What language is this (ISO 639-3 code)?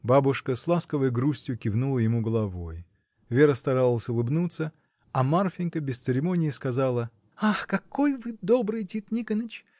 rus